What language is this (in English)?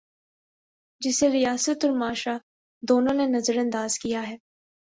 Urdu